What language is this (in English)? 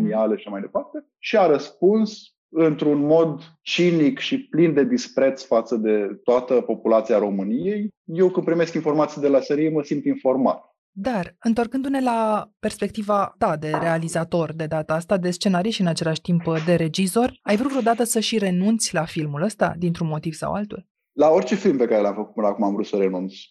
Romanian